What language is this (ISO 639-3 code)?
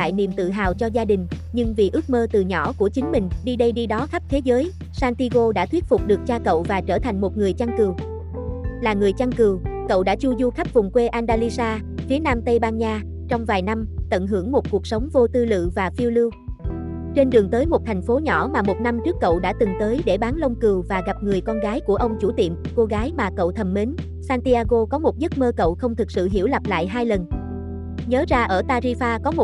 vie